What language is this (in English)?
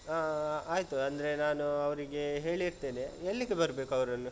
Kannada